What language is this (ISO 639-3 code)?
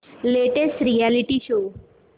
mar